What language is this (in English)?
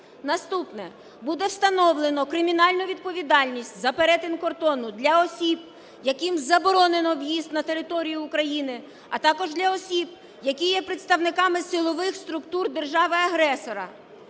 Ukrainian